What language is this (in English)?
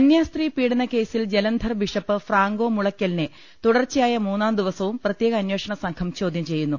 Malayalam